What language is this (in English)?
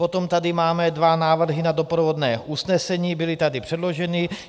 Czech